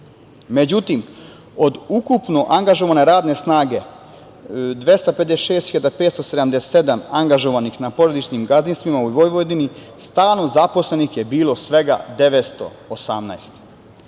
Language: Serbian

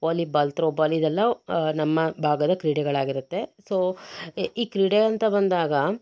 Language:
Kannada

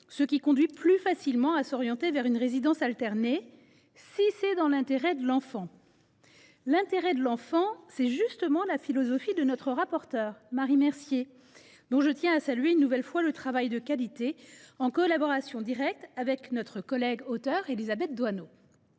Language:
French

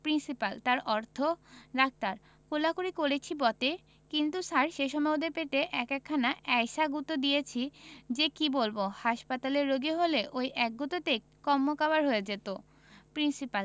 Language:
Bangla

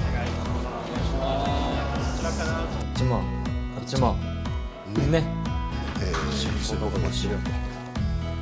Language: Japanese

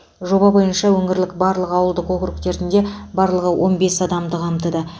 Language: Kazakh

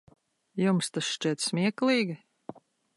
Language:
Latvian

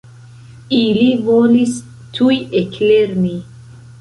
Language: Esperanto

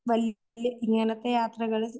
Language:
Malayalam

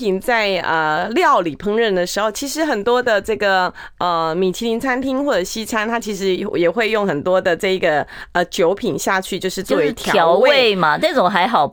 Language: Chinese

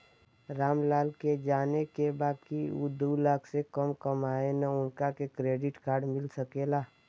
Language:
Bhojpuri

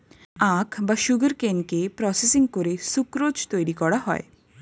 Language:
Bangla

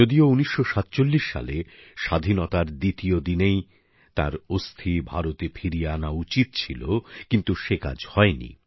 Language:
Bangla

